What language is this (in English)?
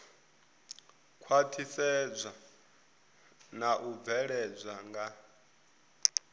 Venda